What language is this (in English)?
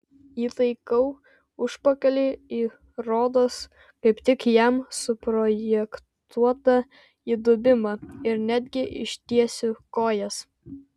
Lithuanian